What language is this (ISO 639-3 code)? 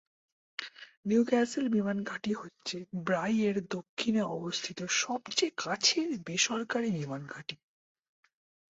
ben